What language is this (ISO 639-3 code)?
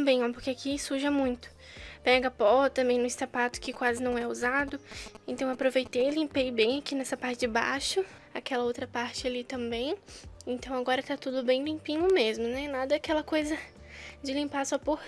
por